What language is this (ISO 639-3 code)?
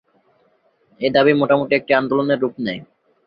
ben